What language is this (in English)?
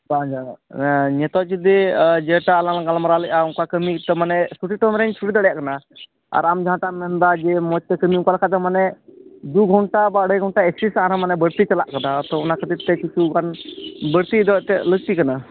Santali